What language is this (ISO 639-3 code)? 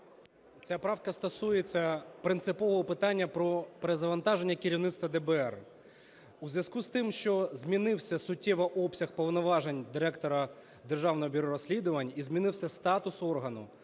ukr